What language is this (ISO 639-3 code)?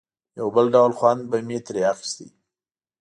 pus